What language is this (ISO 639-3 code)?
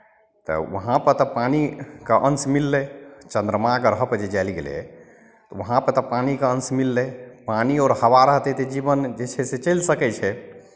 mai